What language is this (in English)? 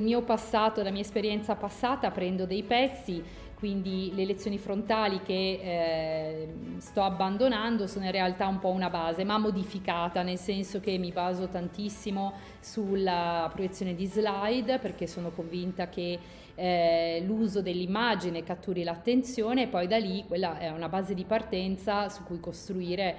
Italian